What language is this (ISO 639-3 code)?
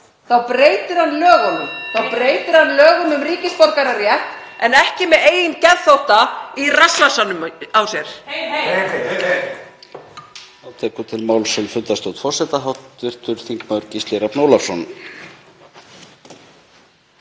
isl